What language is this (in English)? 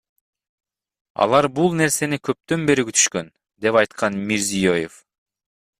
Kyrgyz